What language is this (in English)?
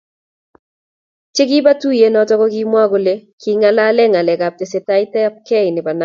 Kalenjin